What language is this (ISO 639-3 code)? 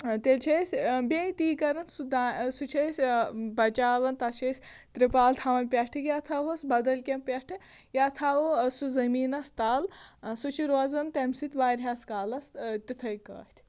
kas